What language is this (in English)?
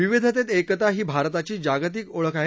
Marathi